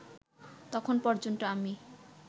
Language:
Bangla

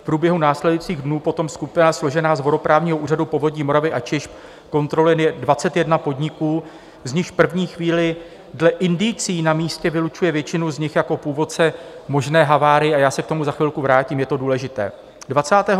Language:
Czech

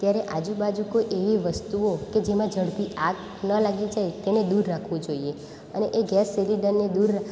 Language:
Gujarati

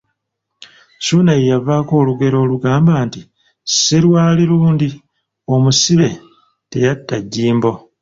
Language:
Ganda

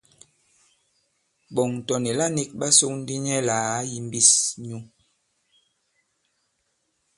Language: Bankon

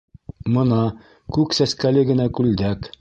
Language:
Bashkir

